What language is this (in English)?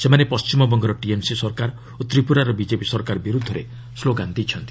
Odia